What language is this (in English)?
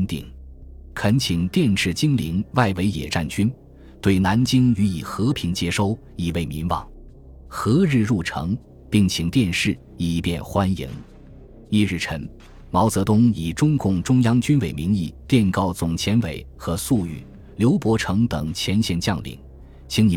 Chinese